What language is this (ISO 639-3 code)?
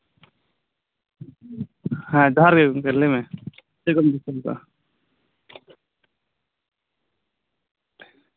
sat